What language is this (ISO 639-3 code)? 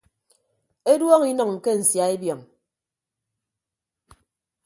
ibb